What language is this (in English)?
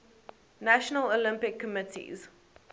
English